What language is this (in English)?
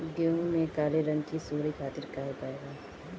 Bhojpuri